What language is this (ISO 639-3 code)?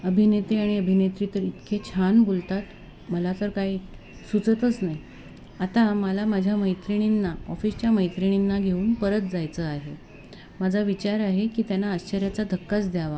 mar